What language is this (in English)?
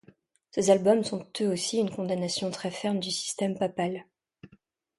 French